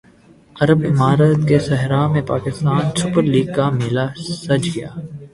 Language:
Urdu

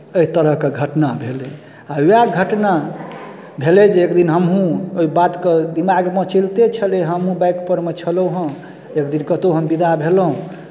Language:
Maithili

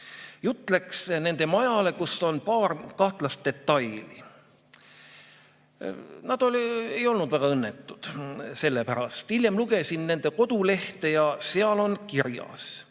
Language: Estonian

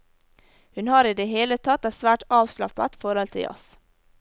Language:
Norwegian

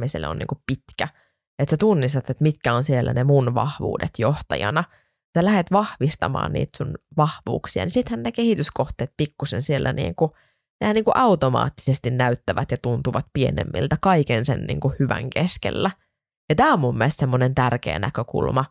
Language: Finnish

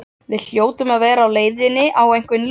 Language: Icelandic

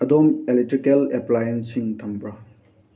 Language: Manipuri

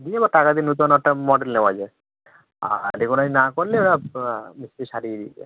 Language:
Bangla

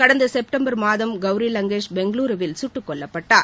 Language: Tamil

